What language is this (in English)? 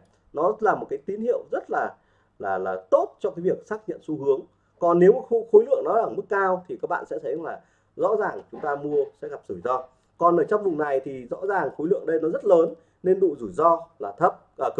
Vietnamese